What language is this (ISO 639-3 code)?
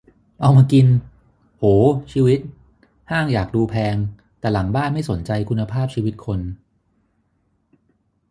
tha